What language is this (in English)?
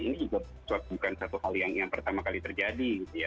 Indonesian